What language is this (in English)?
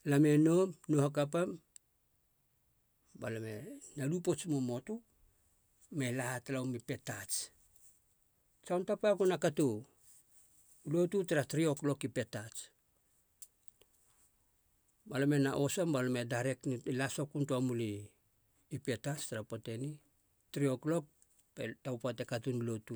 Halia